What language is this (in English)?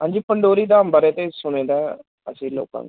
Punjabi